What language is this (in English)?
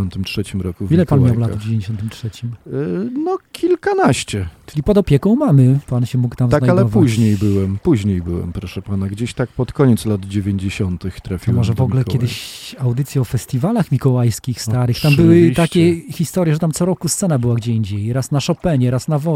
Polish